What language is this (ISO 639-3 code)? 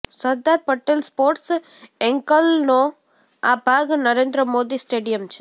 guj